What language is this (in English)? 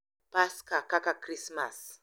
Luo (Kenya and Tanzania)